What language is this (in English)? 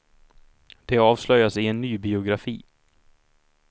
Swedish